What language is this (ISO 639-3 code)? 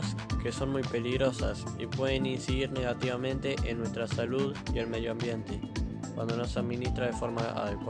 spa